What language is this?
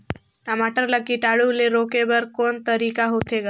Chhattisgarhi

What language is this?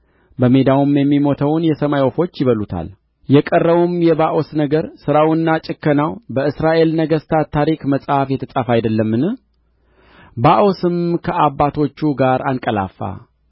Amharic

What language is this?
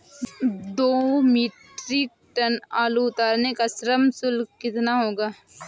Hindi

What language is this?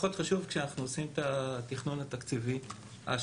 Hebrew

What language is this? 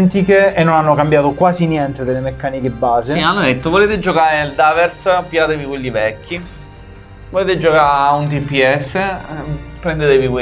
Italian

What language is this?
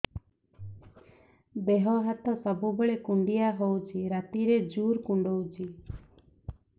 Odia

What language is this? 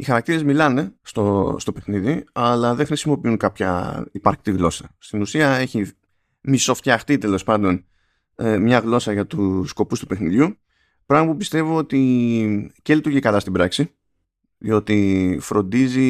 Greek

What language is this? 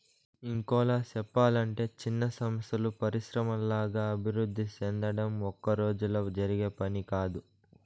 Telugu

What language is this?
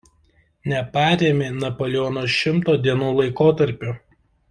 Lithuanian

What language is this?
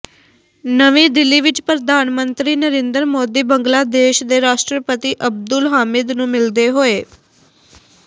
Punjabi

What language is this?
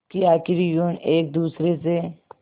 Hindi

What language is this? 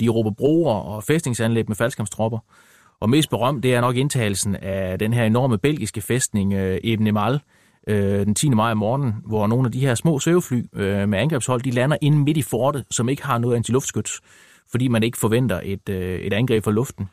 Danish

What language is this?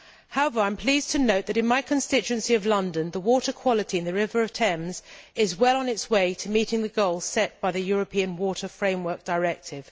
English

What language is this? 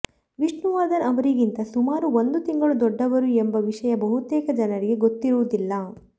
Kannada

